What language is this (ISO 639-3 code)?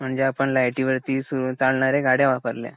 mar